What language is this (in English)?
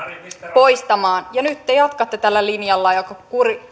Finnish